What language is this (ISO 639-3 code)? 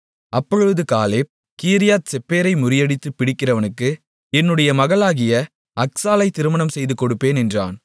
tam